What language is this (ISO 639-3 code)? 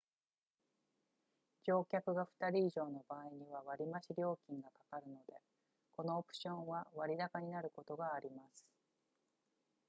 jpn